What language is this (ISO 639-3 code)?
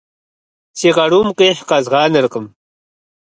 kbd